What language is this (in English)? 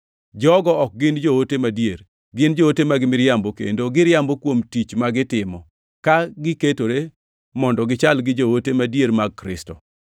Luo (Kenya and Tanzania)